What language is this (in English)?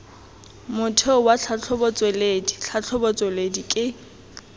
Tswana